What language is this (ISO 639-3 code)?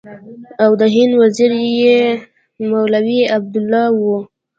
pus